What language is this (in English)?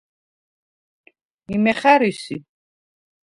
Svan